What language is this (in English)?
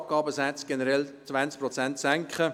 Swiss German